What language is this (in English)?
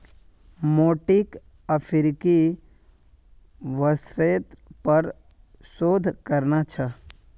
Magahi